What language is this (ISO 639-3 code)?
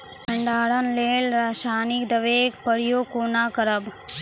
mai